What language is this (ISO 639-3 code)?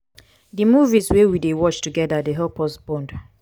pcm